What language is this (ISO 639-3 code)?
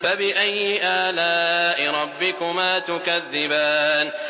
ara